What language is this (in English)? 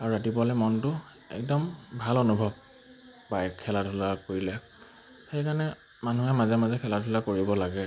Assamese